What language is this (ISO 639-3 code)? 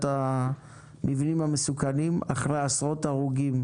heb